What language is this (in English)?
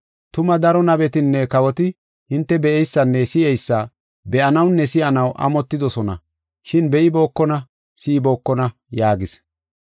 Gofa